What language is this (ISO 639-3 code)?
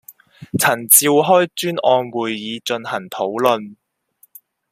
zho